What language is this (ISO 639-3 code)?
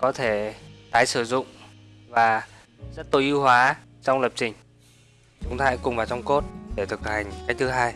vie